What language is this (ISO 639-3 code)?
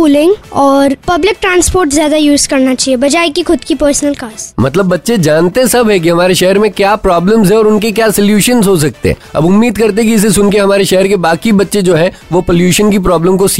hin